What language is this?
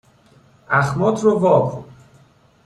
Persian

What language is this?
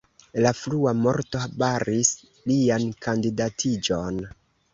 Esperanto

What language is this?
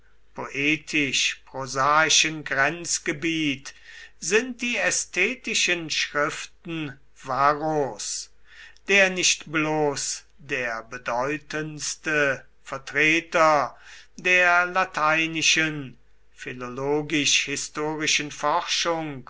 German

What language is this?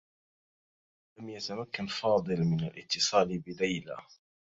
Arabic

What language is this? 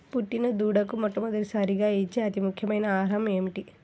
Telugu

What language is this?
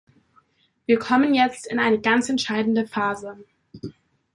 German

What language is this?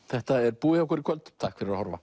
Icelandic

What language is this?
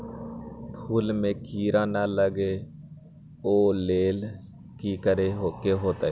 Magahi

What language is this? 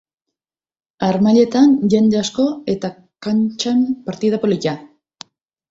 Basque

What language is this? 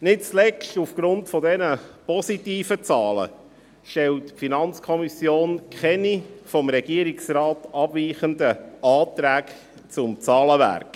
Swiss German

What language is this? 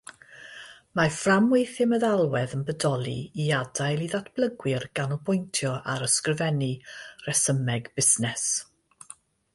Welsh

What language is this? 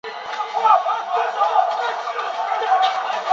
Chinese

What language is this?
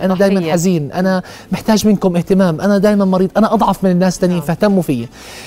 Arabic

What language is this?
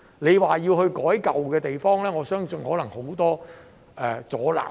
Cantonese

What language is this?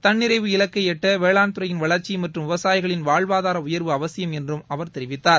Tamil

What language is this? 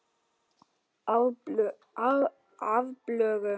Icelandic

